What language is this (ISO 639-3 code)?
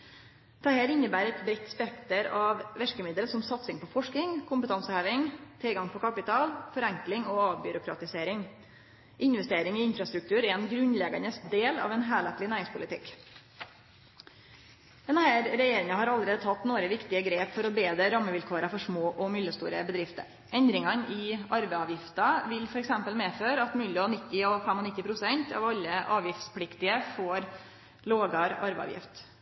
nno